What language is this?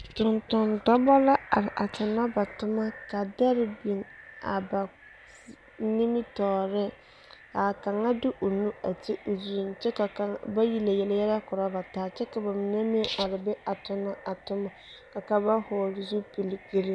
Southern Dagaare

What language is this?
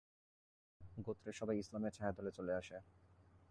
Bangla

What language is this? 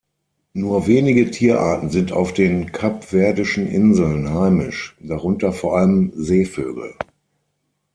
German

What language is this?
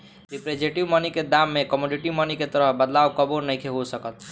Bhojpuri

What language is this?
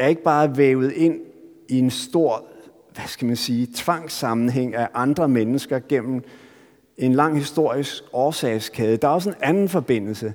Danish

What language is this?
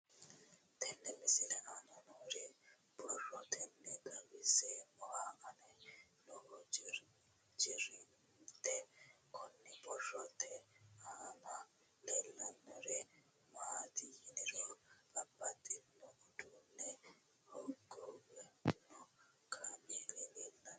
Sidamo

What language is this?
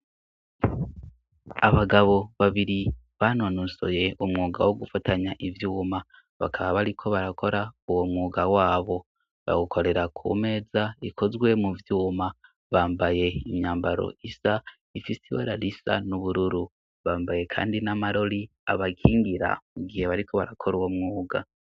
Rundi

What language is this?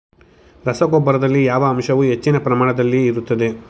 Kannada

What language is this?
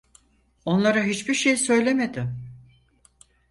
Turkish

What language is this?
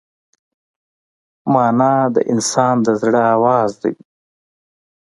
Pashto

